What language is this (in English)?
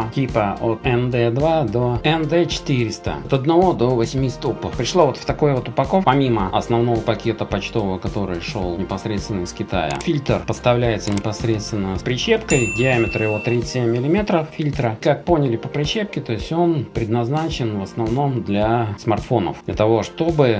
Russian